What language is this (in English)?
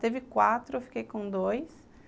Portuguese